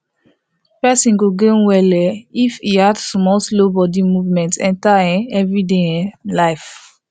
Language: Nigerian Pidgin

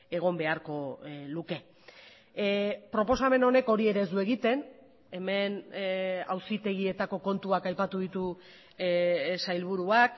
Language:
Basque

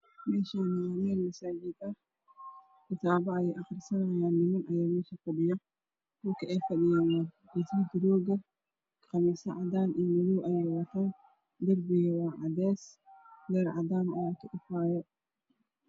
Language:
Somali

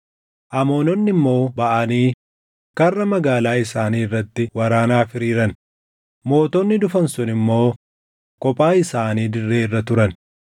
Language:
Oromo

